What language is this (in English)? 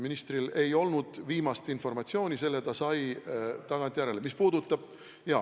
Estonian